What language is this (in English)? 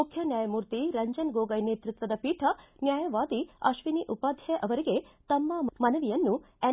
Kannada